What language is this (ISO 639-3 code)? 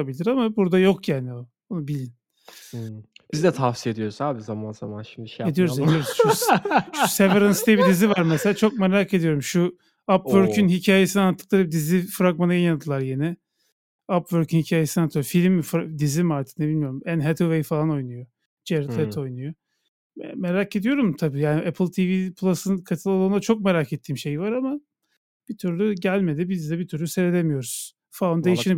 tur